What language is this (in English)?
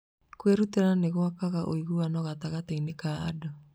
Kikuyu